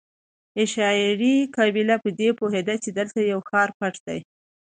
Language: Pashto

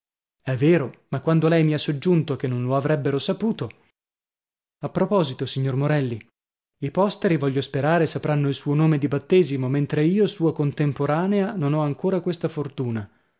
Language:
Italian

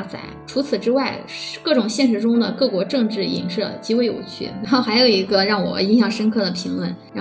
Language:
Chinese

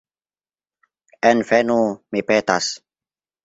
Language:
Esperanto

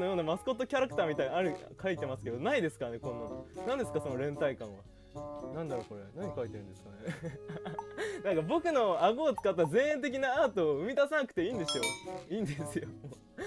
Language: Japanese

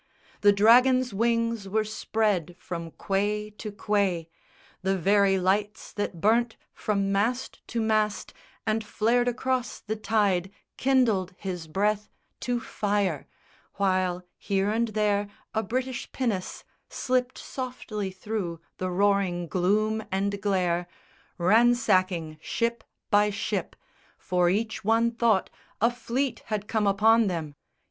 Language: English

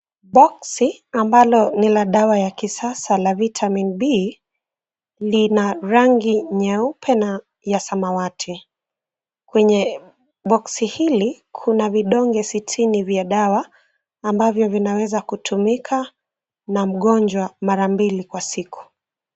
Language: Swahili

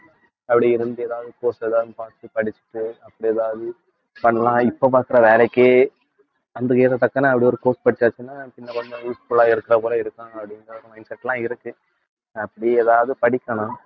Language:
Tamil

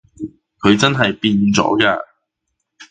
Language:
Cantonese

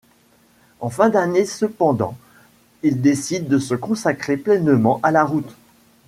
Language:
French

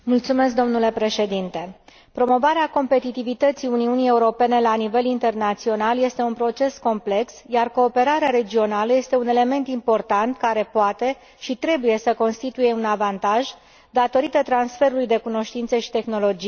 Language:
Romanian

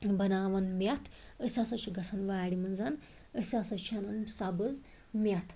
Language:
Kashmiri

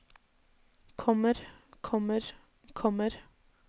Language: Norwegian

